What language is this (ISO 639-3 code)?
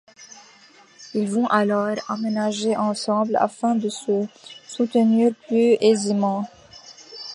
fra